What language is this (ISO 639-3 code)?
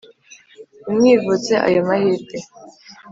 kin